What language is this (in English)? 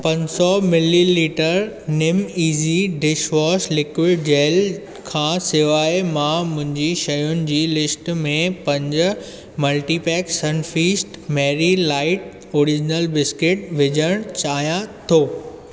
Sindhi